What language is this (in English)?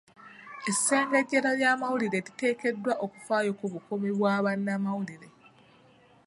Ganda